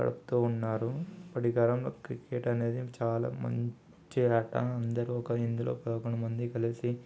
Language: Telugu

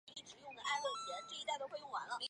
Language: Chinese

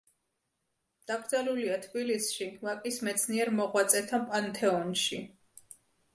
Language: Georgian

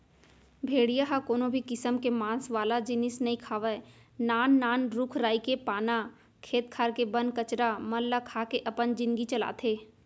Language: Chhattisgarhi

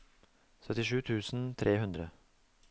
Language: Norwegian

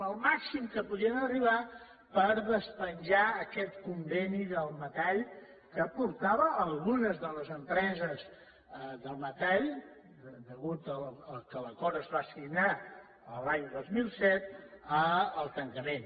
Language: Catalan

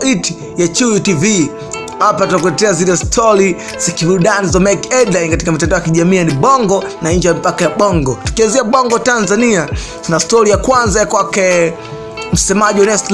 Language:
Swahili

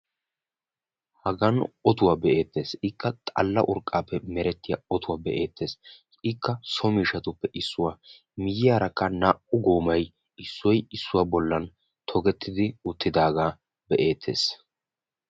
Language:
Wolaytta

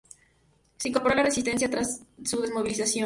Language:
Spanish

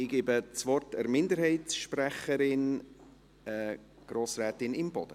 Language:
Swiss German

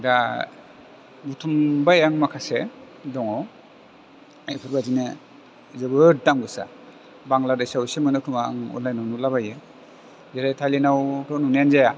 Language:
Bodo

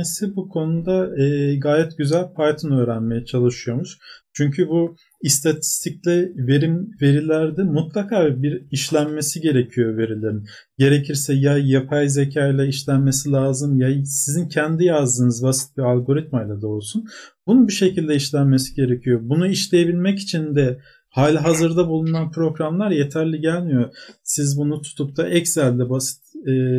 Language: Turkish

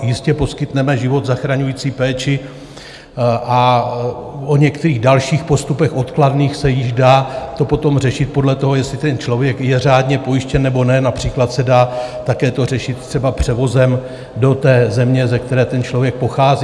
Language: Czech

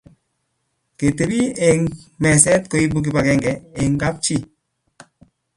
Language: Kalenjin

